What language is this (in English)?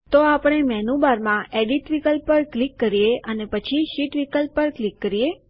Gujarati